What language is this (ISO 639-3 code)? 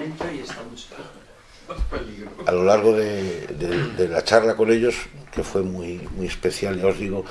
spa